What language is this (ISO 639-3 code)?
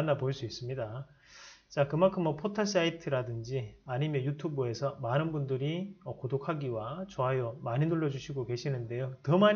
kor